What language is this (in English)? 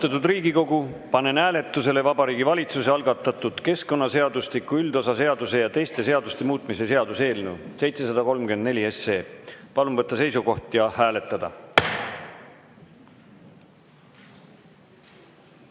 Estonian